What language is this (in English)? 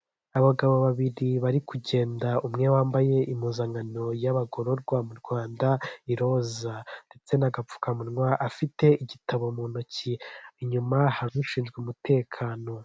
Kinyarwanda